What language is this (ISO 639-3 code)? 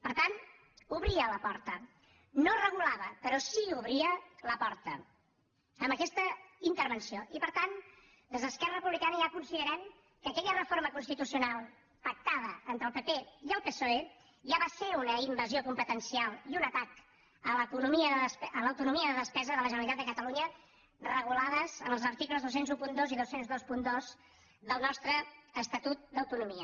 cat